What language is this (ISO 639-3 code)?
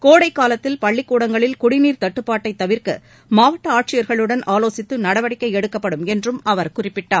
tam